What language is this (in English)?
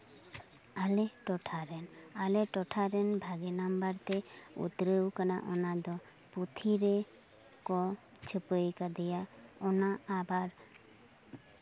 Santali